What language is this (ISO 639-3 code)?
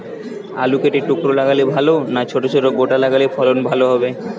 ben